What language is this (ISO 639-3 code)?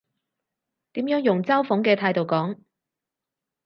yue